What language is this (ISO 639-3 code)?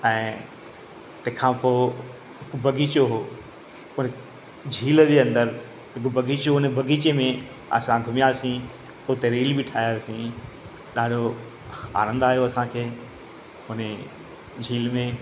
snd